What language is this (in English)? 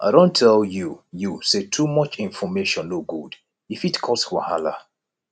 Nigerian Pidgin